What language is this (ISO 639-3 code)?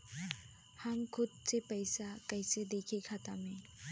bho